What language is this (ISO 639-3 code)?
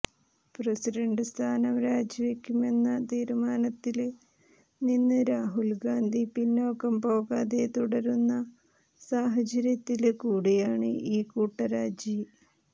mal